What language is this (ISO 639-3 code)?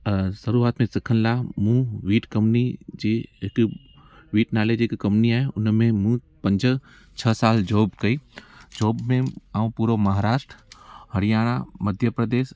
snd